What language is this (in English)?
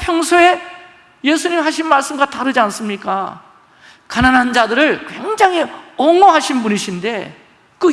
Korean